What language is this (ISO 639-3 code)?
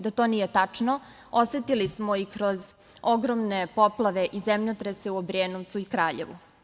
srp